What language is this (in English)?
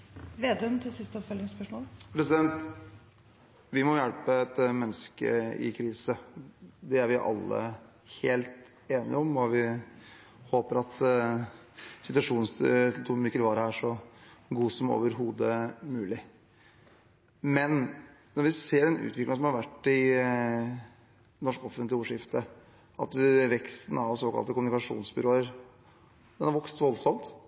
Norwegian